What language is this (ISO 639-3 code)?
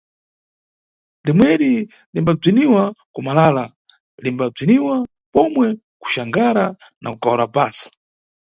nyu